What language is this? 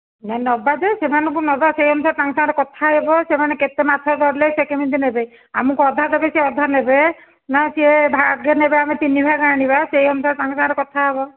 Odia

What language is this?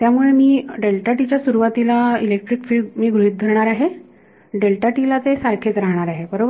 Marathi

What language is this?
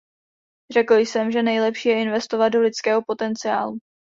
Czech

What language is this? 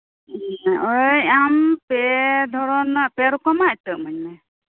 Santali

